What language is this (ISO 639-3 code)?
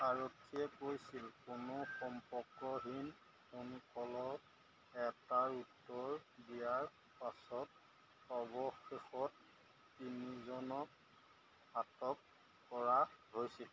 asm